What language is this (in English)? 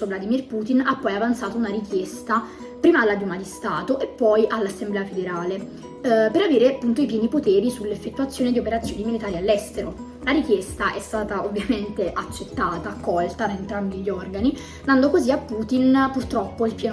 Italian